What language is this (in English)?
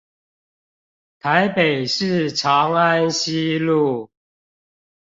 Chinese